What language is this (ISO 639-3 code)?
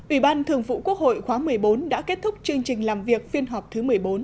vie